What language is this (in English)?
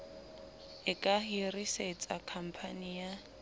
Southern Sotho